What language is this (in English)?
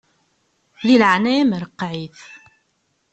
Kabyle